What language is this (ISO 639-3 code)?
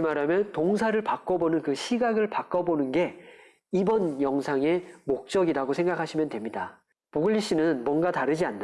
kor